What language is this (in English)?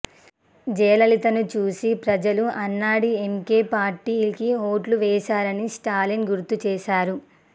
Telugu